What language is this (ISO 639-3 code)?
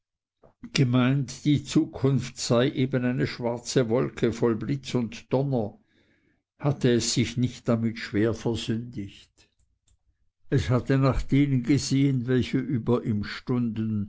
deu